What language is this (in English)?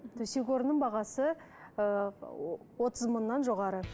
Kazakh